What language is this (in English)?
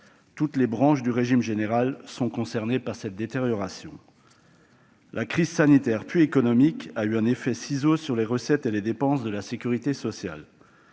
French